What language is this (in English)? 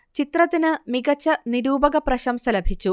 Malayalam